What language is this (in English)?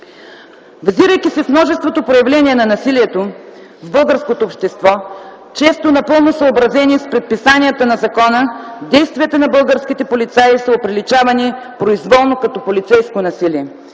Bulgarian